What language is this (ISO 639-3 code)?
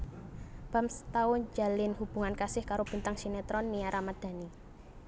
jav